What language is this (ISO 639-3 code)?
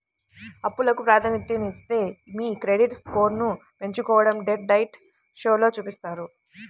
tel